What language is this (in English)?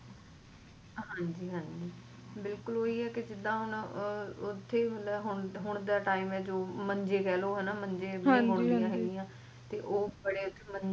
Punjabi